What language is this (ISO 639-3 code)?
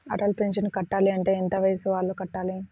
tel